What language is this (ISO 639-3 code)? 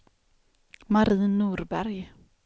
swe